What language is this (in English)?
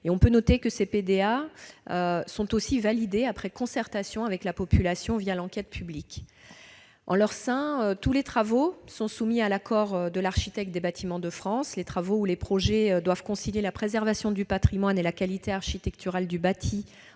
French